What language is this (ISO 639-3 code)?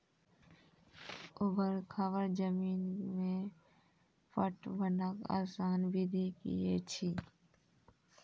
mai